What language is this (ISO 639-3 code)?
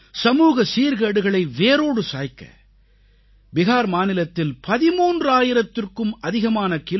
tam